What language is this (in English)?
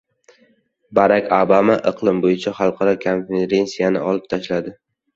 Uzbek